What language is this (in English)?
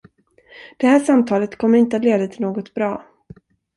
Swedish